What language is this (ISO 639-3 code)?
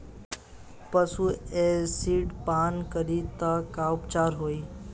bho